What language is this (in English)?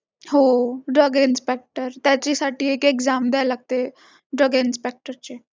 Marathi